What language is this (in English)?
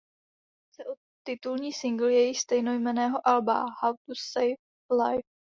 Czech